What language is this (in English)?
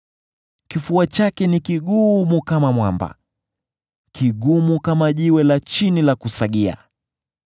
Swahili